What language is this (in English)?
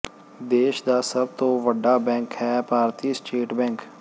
Punjabi